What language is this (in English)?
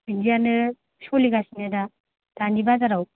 Bodo